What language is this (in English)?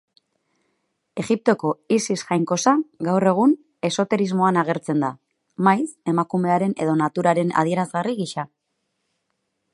Basque